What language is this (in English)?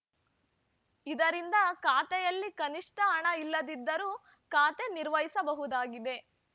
Kannada